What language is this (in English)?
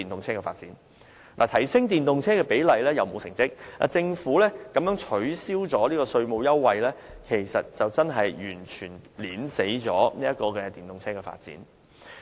Cantonese